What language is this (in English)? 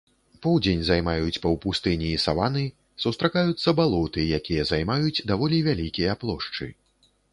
Belarusian